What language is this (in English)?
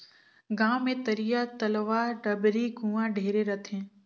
Chhattisgarhi